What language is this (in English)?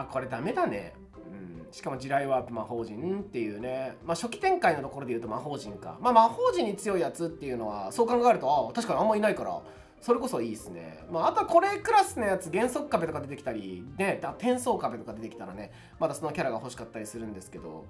Japanese